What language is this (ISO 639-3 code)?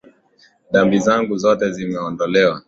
swa